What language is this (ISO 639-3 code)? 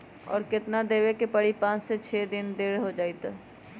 mag